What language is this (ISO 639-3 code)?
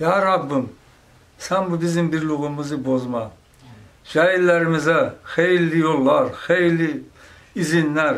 tur